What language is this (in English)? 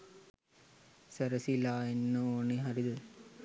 Sinhala